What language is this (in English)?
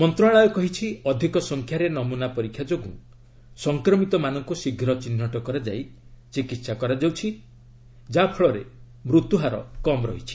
Odia